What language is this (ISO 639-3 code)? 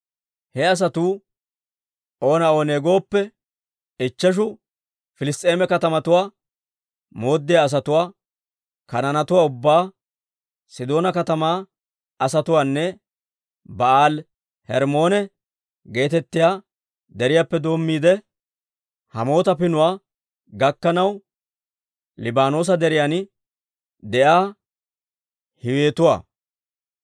dwr